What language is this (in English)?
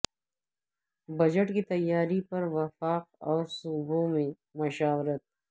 Urdu